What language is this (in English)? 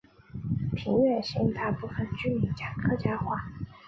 Chinese